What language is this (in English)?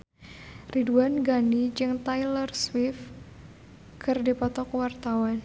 Sundanese